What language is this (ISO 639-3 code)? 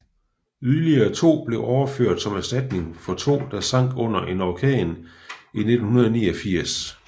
dan